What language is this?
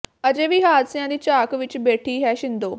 Punjabi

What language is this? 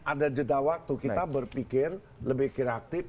Indonesian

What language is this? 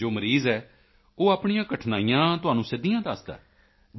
Punjabi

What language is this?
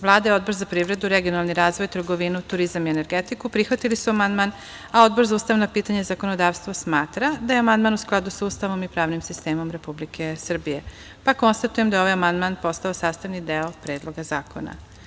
Serbian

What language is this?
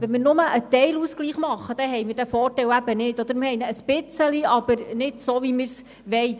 Swiss German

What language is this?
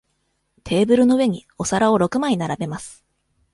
Japanese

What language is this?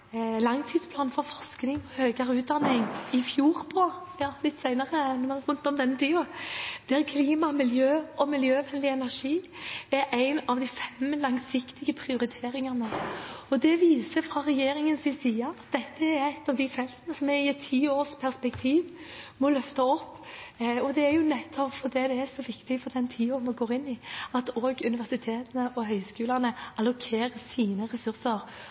Norwegian Bokmål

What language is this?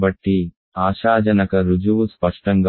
Telugu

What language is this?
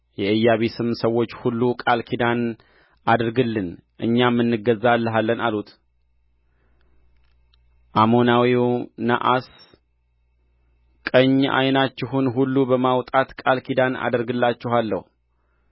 Amharic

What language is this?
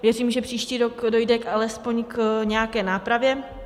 Czech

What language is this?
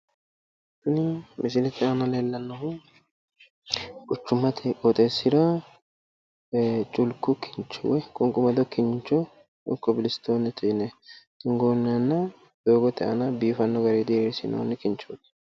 Sidamo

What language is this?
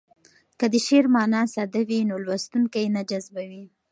Pashto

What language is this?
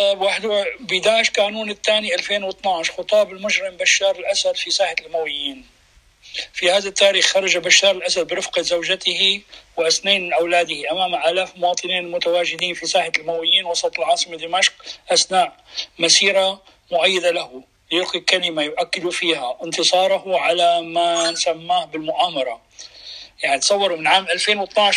Arabic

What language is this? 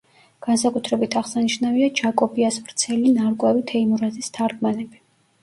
Georgian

